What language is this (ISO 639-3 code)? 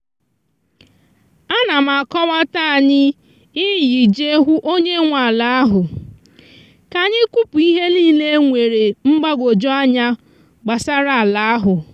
ibo